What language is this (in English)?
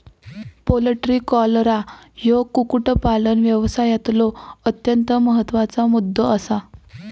Marathi